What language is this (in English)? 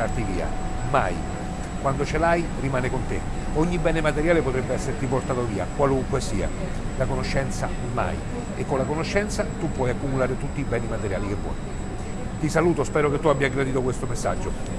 Italian